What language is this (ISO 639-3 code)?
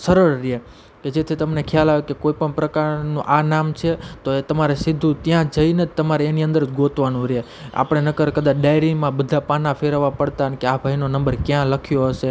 guj